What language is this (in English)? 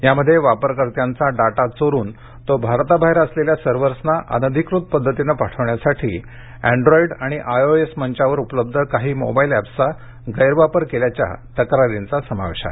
Marathi